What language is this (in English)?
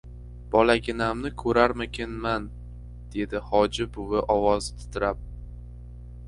Uzbek